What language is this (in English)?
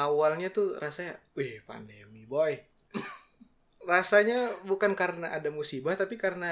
Indonesian